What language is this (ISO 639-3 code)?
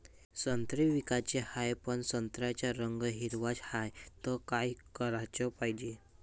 mar